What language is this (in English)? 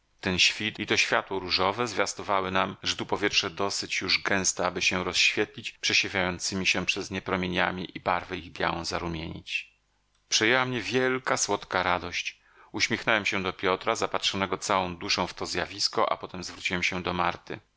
Polish